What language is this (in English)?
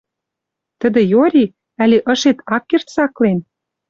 Western Mari